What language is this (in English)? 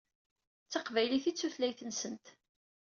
Kabyle